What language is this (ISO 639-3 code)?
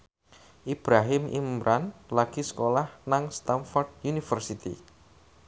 jav